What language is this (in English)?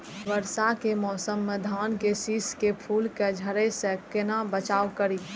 Maithili